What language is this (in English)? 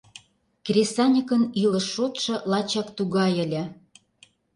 Mari